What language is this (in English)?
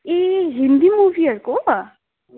Nepali